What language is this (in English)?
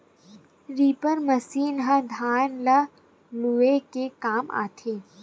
Chhattisgarhi